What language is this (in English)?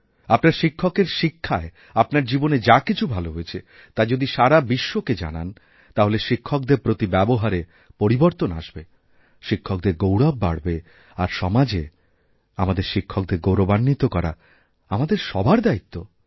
Bangla